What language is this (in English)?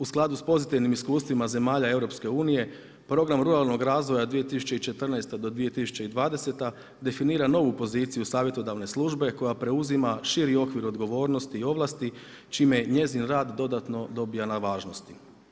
Croatian